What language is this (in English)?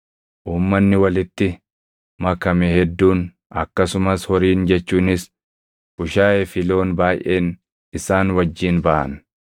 Oromo